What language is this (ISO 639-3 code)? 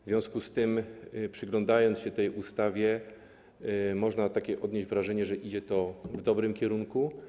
pol